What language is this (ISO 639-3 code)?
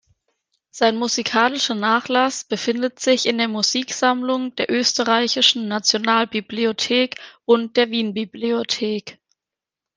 deu